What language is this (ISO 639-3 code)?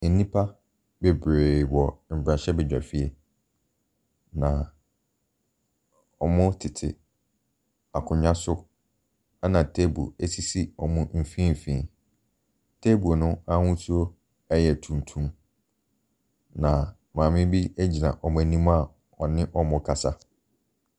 aka